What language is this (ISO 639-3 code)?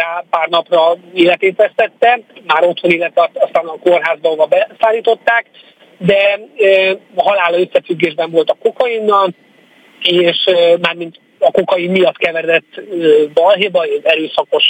hun